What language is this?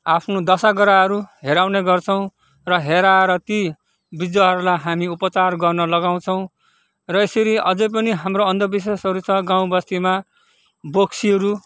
Nepali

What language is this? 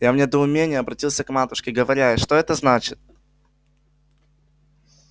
Russian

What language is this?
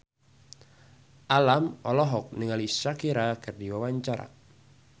Sundanese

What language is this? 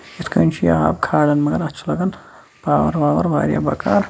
Kashmiri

